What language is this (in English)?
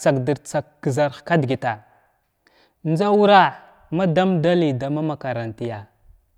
Glavda